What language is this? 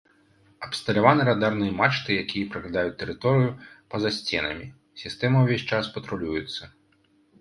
Belarusian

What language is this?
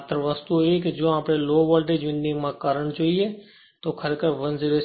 Gujarati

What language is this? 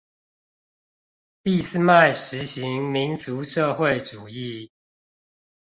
Chinese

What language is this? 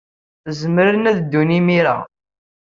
Kabyle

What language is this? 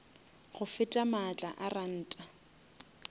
Northern Sotho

